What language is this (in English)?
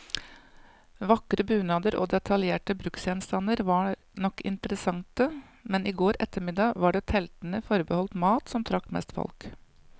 Norwegian